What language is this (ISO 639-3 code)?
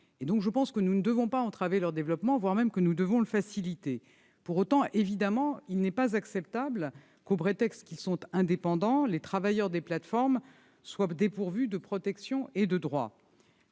fra